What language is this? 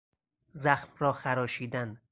Persian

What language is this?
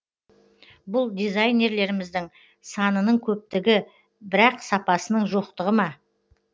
Kazakh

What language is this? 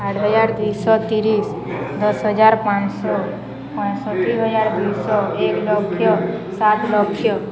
Odia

